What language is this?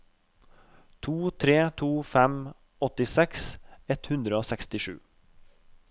Norwegian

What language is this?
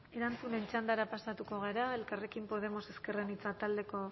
Basque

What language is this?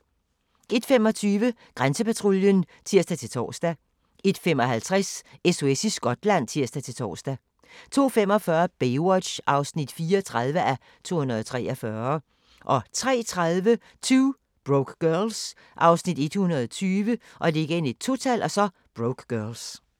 Danish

